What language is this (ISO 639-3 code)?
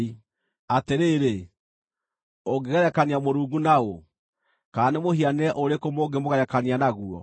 kik